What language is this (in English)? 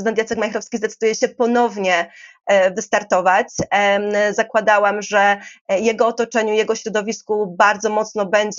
Polish